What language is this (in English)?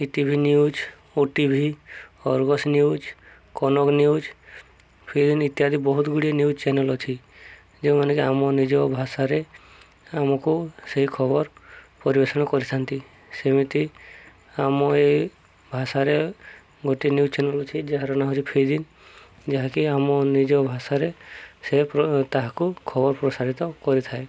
Odia